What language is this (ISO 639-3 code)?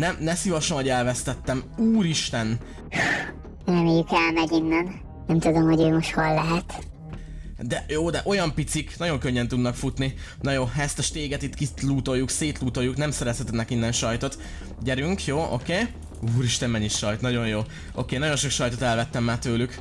hun